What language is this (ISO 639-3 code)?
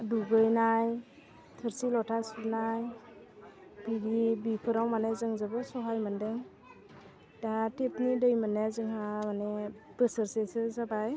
brx